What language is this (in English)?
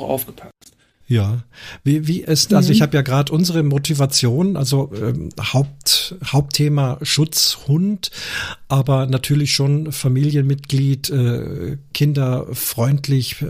German